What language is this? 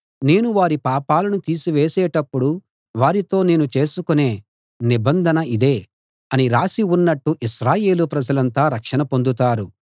Telugu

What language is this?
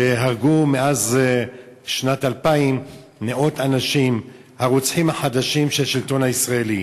Hebrew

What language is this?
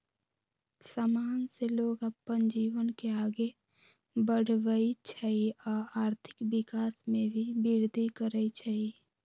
Magahi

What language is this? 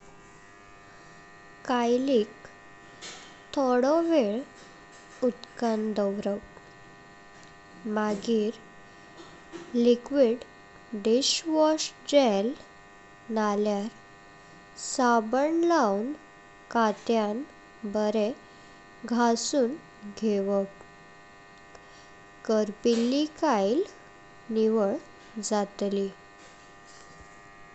Konkani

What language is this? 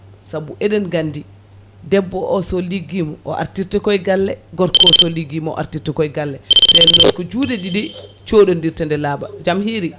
Fula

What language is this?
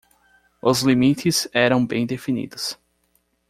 Portuguese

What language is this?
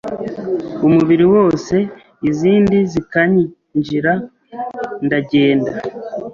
Kinyarwanda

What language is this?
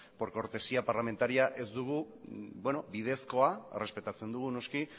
Basque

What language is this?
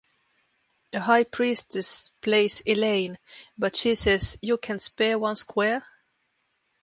English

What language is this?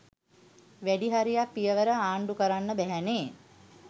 Sinhala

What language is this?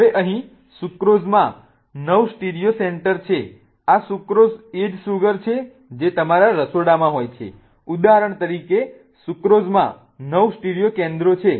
Gujarati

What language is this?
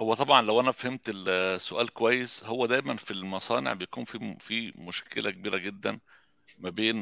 Arabic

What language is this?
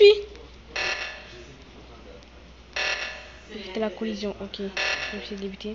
French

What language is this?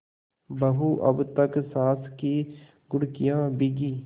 Hindi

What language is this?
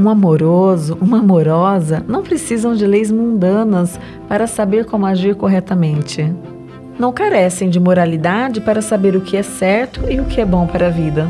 Portuguese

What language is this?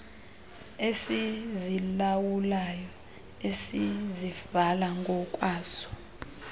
Xhosa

